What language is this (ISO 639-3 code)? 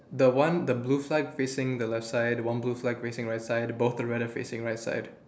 eng